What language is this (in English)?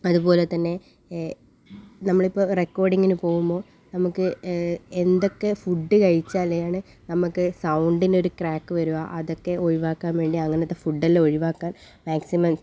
Malayalam